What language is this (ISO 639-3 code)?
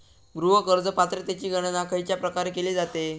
mar